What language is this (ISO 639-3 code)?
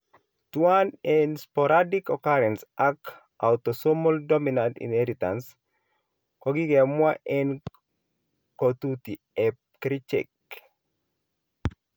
kln